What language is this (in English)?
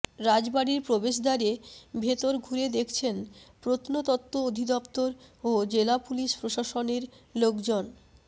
Bangla